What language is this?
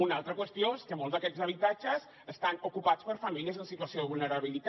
Catalan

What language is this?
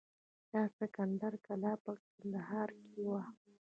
Pashto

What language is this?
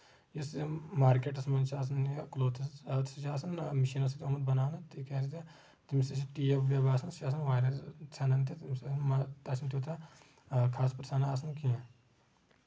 Kashmiri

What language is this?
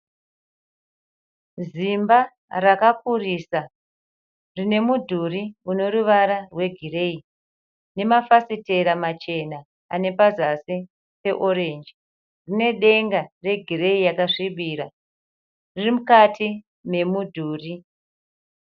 Shona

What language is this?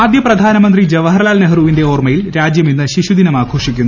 Malayalam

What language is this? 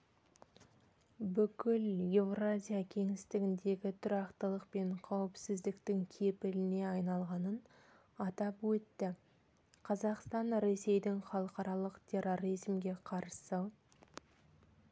Kazakh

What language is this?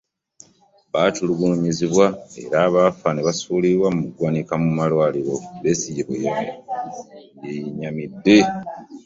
Ganda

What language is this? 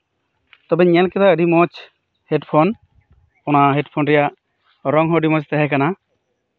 Santali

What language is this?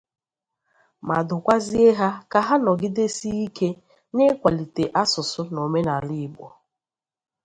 Igbo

